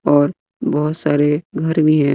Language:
Hindi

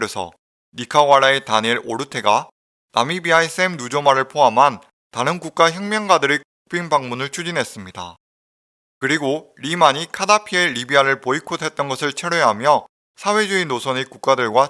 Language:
Korean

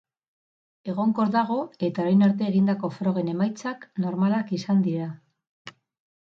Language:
Basque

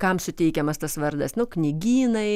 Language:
Lithuanian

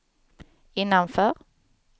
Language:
Swedish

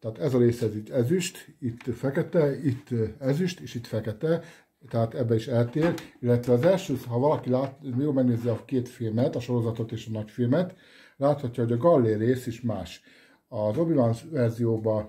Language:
Hungarian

